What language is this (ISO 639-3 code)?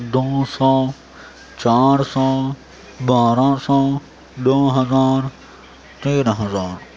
urd